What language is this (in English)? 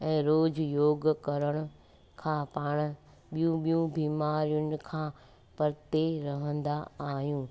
Sindhi